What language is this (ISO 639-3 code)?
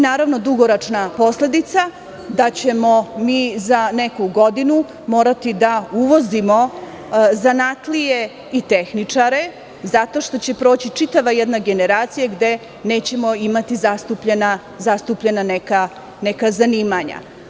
srp